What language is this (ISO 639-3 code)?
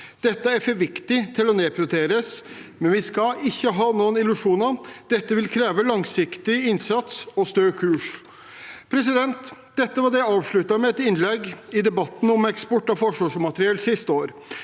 nor